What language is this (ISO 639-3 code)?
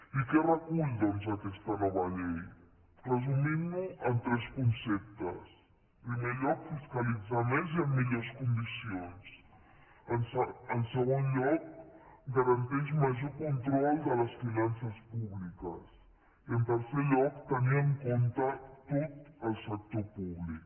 cat